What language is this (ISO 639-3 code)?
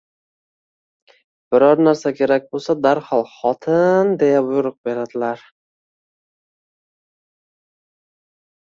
uzb